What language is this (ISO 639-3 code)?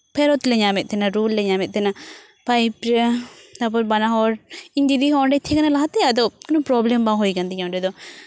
sat